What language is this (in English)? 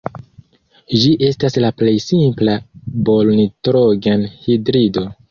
Esperanto